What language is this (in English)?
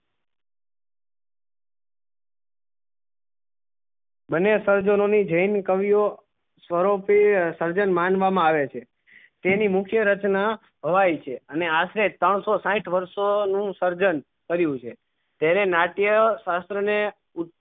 Gujarati